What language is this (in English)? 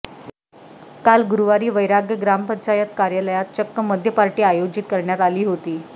Marathi